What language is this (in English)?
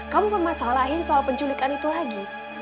Indonesian